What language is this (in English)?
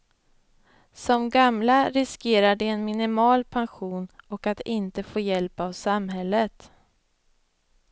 Swedish